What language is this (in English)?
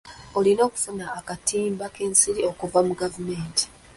Ganda